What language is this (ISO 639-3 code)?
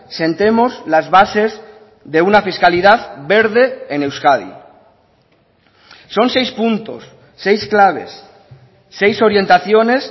spa